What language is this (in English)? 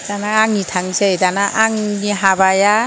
Bodo